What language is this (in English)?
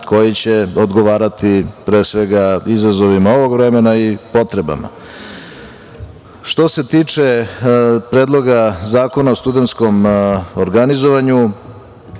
Serbian